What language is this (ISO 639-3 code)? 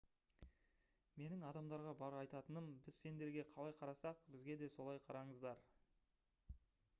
kaz